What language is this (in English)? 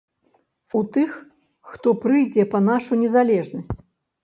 Belarusian